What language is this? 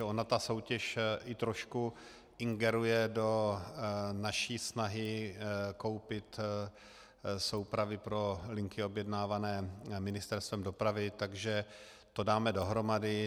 Czech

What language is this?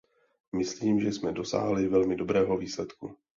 Czech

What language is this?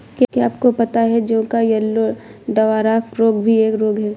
Hindi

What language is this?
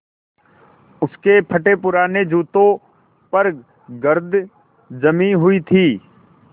Hindi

